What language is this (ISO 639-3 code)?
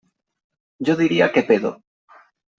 spa